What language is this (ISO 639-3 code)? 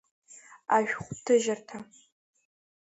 abk